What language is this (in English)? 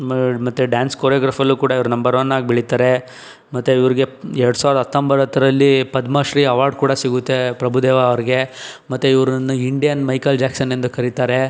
Kannada